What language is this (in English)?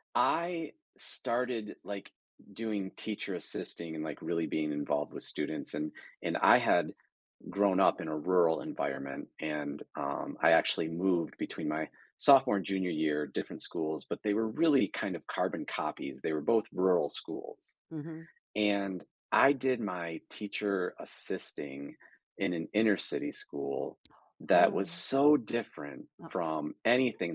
English